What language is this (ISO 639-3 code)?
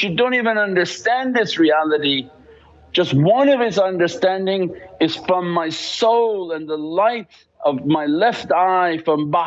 eng